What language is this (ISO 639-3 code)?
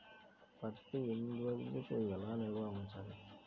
tel